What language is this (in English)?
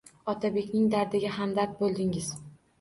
Uzbek